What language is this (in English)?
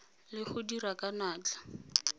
Tswana